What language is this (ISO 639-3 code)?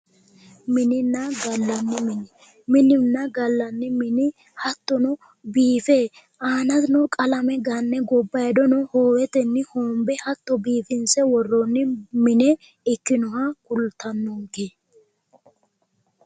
sid